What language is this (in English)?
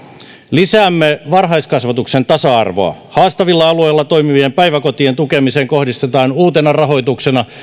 Finnish